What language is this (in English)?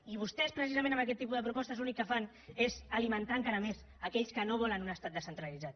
Catalan